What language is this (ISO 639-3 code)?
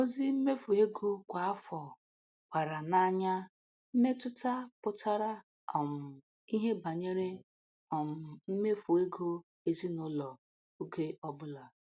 ibo